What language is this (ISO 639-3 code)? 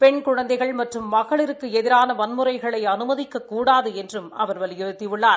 tam